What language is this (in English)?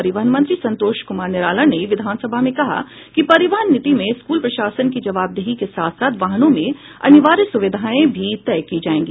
Hindi